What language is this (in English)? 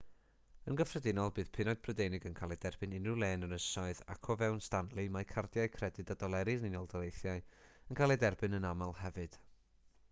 Welsh